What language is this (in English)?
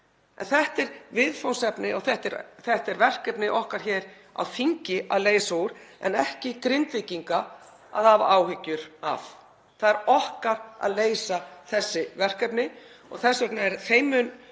Icelandic